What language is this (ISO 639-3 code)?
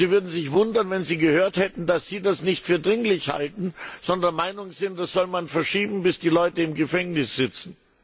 deu